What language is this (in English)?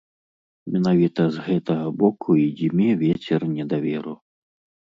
Belarusian